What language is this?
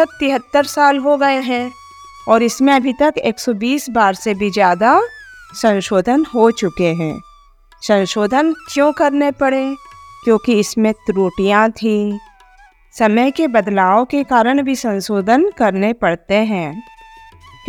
Hindi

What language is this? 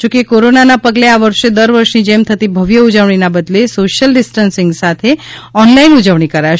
Gujarati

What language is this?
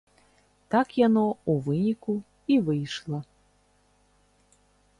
Belarusian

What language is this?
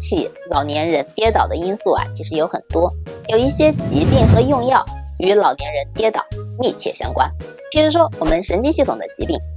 Chinese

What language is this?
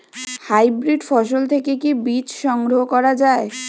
Bangla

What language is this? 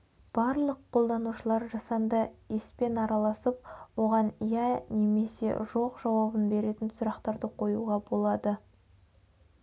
Kazakh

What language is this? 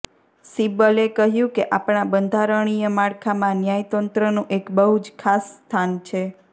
Gujarati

